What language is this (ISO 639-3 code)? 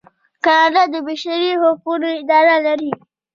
pus